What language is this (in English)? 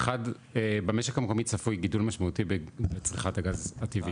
Hebrew